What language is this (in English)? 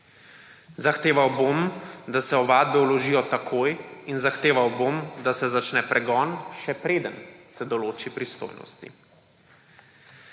Slovenian